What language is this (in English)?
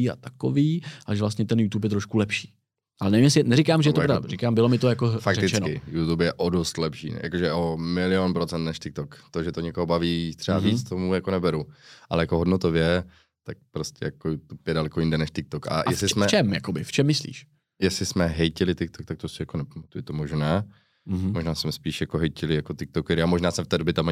Czech